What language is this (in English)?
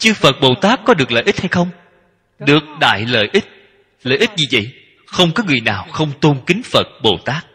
Vietnamese